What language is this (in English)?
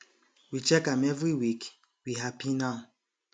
Nigerian Pidgin